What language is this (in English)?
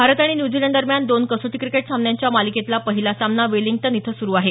Marathi